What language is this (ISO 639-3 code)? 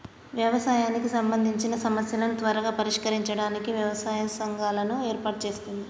tel